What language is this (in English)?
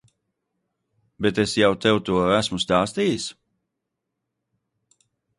Latvian